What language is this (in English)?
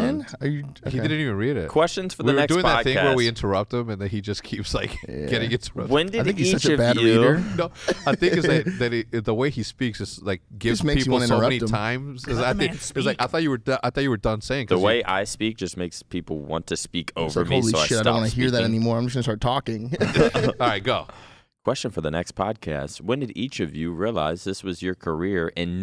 English